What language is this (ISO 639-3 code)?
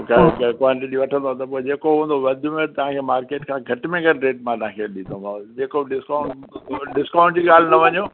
snd